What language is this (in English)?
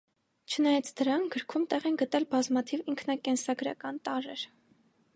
Armenian